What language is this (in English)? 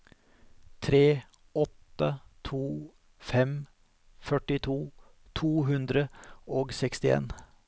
Norwegian